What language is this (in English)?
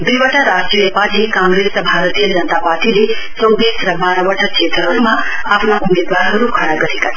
Nepali